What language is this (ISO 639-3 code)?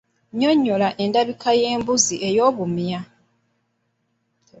lug